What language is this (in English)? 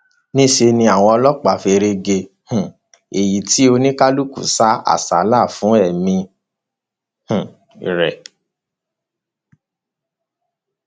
Yoruba